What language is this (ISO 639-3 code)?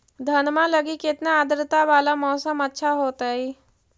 mag